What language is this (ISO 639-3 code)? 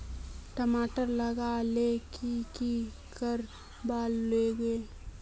mag